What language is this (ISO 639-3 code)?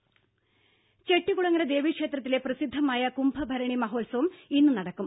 mal